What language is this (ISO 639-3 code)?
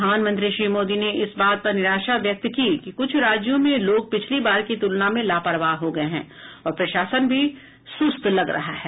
hin